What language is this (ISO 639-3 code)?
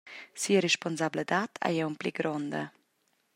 roh